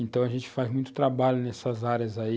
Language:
Portuguese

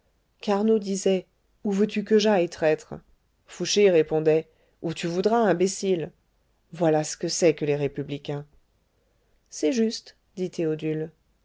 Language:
French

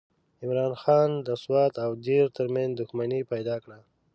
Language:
Pashto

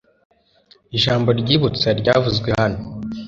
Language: Kinyarwanda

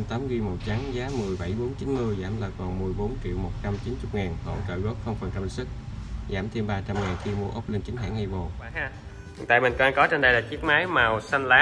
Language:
Vietnamese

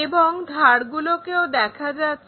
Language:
Bangla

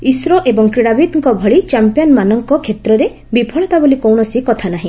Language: Odia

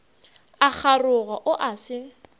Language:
Northern Sotho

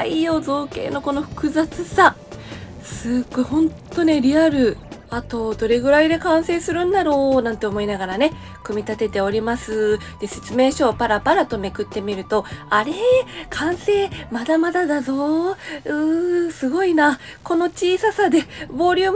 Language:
Japanese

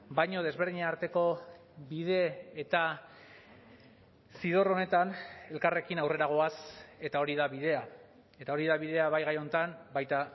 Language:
Basque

